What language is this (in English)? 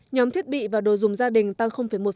Vietnamese